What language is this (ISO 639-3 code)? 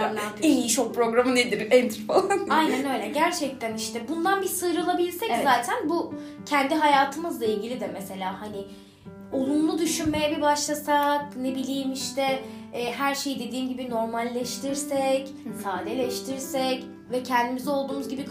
tur